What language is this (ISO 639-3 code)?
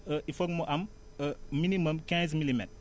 wol